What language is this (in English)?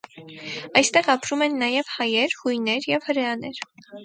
Armenian